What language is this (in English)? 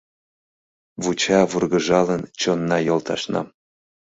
Mari